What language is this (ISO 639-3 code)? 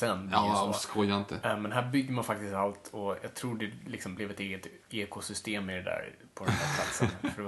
swe